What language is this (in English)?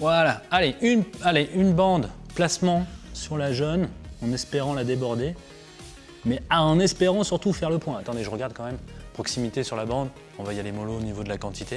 French